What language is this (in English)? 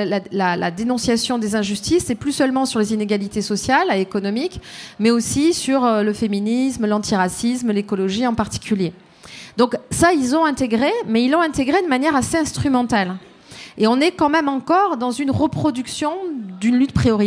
French